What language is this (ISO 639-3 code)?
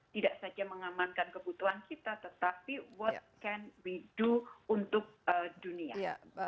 ind